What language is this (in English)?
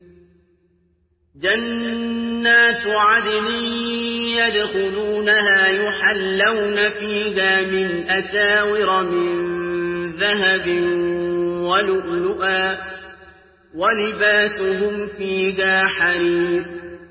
Arabic